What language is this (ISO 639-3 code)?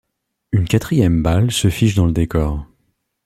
fra